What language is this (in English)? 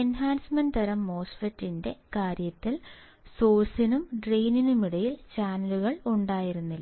Malayalam